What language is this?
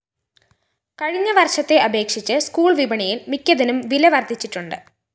Malayalam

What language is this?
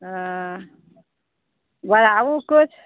Maithili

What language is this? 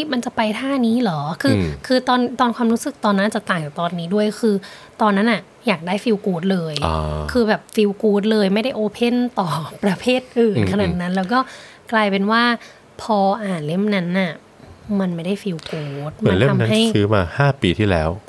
Thai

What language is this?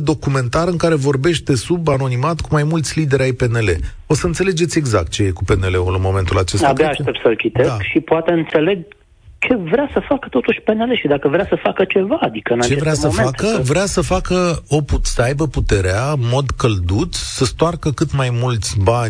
Romanian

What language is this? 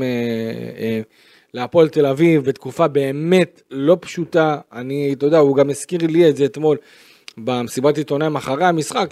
Hebrew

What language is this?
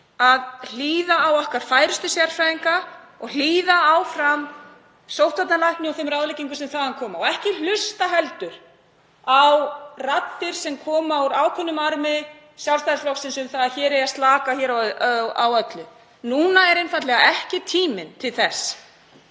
Icelandic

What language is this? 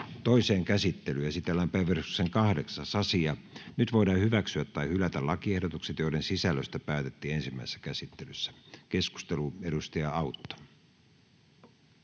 Finnish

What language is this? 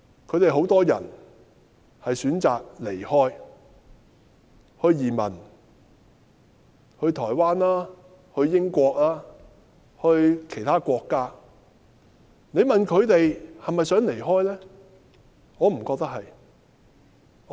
Cantonese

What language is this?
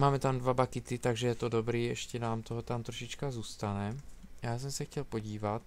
Czech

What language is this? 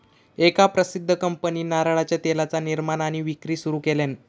Marathi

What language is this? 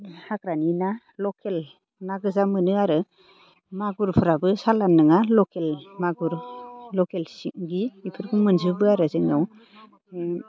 Bodo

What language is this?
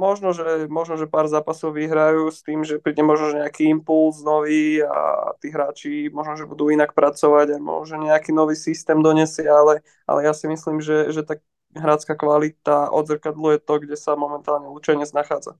Slovak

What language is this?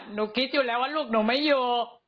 Thai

